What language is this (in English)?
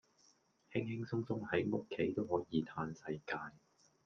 Cantonese